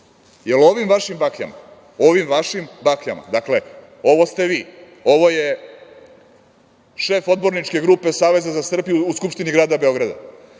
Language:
Serbian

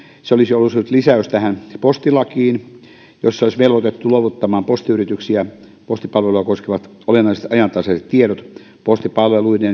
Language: Finnish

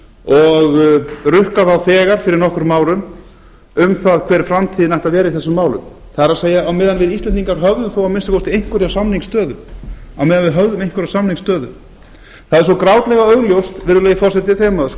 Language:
Icelandic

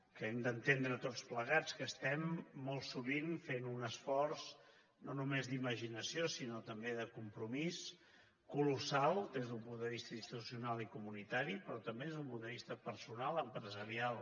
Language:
Catalan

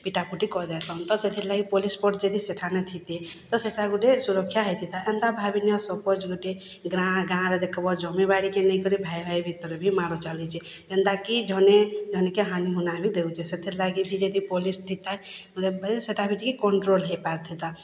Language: Odia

